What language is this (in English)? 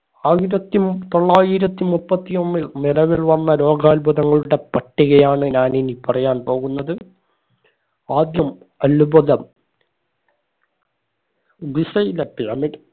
Malayalam